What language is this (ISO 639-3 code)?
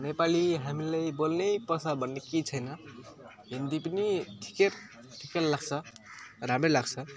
nep